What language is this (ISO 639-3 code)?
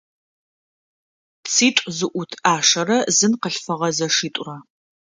ady